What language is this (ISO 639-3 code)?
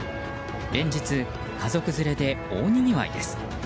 jpn